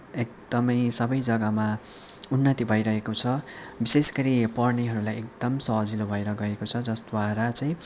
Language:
Nepali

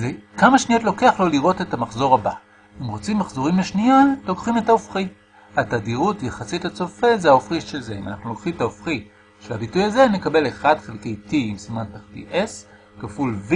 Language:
Hebrew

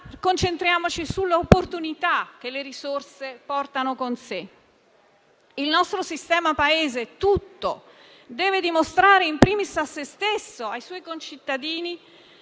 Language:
Italian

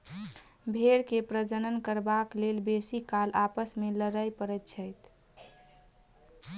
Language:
Maithili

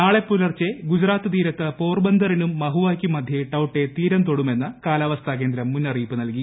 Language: Malayalam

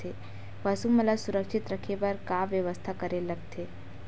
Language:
Chhattisgarhi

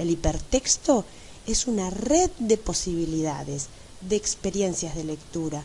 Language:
Spanish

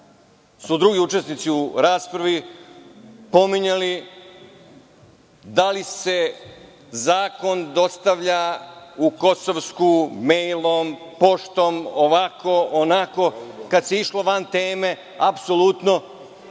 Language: Serbian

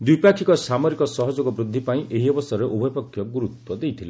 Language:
Odia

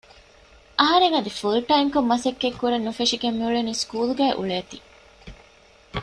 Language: Divehi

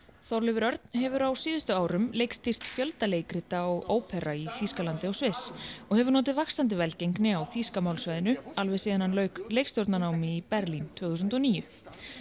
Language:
Icelandic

